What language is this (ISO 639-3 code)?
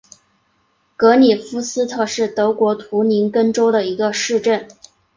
zho